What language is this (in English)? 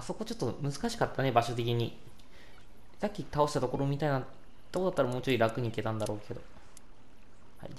Japanese